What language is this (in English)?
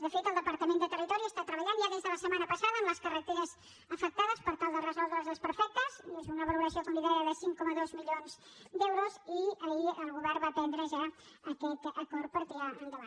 Catalan